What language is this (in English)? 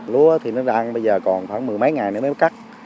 Vietnamese